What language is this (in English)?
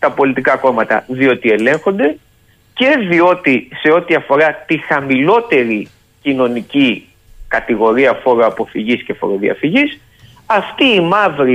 Greek